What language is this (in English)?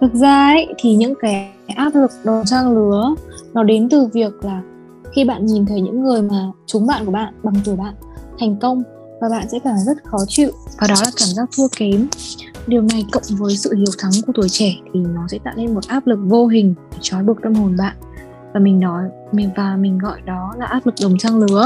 Vietnamese